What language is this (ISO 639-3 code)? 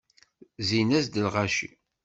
kab